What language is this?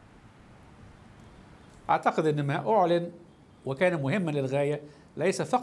Arabic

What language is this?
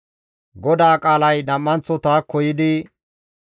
Gamo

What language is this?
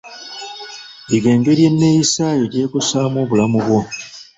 Ganda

